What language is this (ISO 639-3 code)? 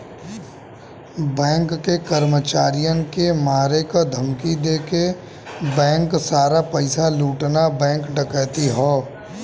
bho